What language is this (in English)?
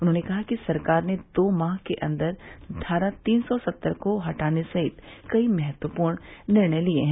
Hindi